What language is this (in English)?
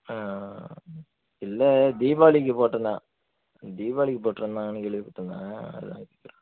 Tamil